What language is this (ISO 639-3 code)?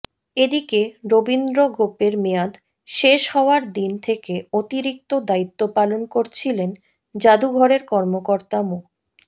ben